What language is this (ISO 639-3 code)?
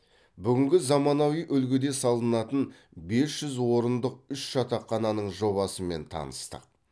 kaz